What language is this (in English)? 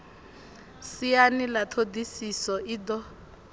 Venda